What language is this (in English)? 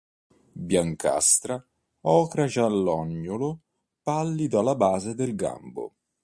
Italian